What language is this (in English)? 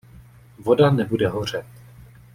Czech